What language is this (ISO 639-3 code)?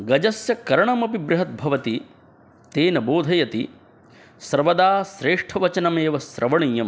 san